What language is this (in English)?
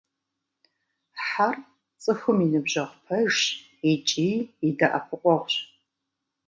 Kabardian